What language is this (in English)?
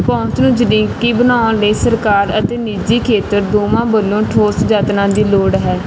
Punjabi